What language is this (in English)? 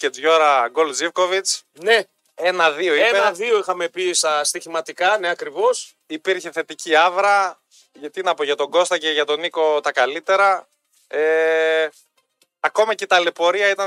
Greek